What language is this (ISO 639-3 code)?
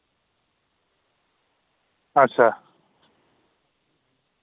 doi